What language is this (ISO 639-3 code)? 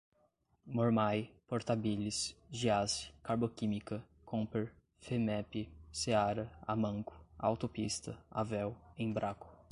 por